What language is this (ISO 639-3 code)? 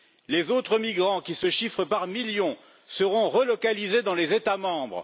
fra